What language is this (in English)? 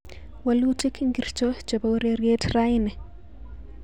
Kalenjin